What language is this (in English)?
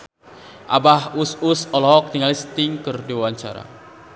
Sundanese